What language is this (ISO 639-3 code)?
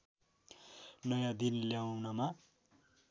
nep